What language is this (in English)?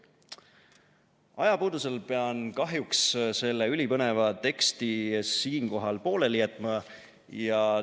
Estonian